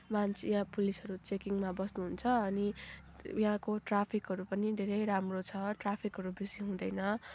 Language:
Nepali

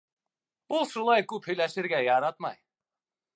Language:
Bashkir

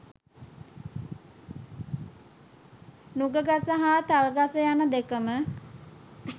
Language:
Sinhala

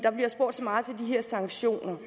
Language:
Danish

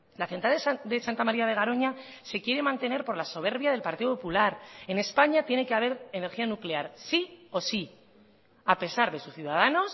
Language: Spanish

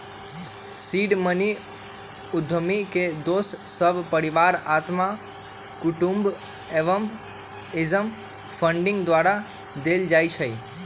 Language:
Magahi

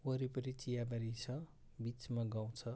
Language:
Nepali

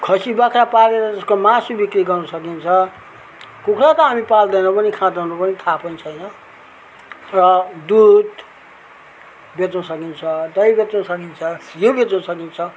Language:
Nepali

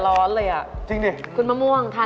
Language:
Thai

